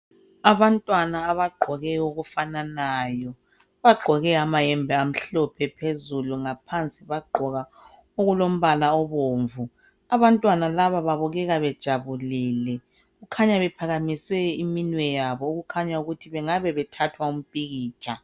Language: North Ndebele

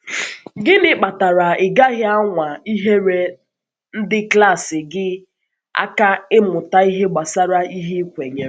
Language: Igbo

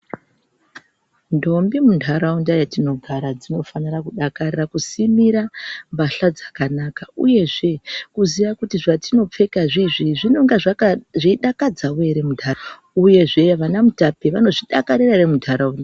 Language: Ndau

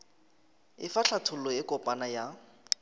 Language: Northern Sotho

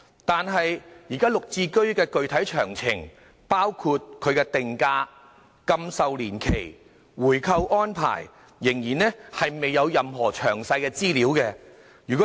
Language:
Cantonese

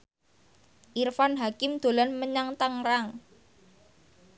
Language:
Javanese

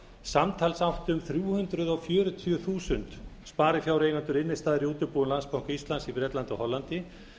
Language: Icelandic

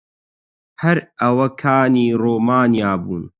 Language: Central Kurdish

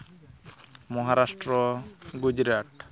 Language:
Santali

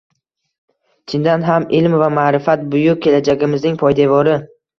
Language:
Uzbek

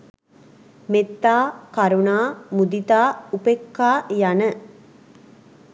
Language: Sinhala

